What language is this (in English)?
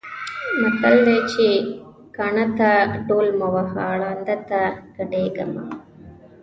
Pashto